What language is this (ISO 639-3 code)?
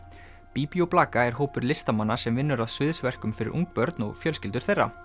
isl